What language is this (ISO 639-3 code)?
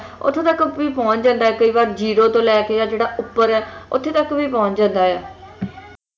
pan